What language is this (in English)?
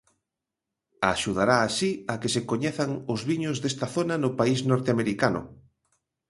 Galician